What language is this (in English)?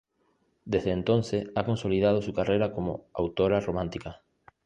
Spanish